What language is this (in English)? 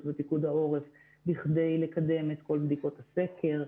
Hebrew